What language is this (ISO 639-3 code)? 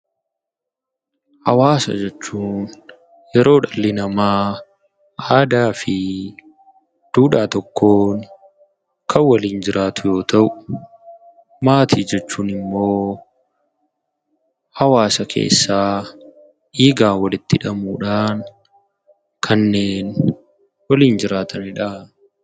orm